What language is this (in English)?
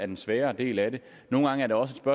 Danish